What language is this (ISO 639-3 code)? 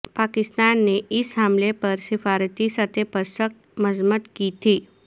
urd